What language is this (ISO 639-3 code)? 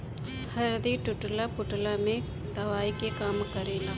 bho